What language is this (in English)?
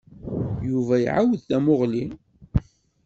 Kabyle